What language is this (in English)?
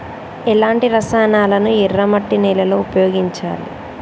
Telugu